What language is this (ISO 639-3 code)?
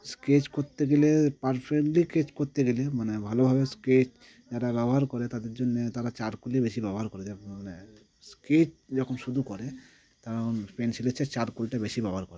ben